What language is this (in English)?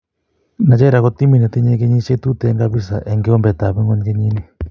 Kalenjin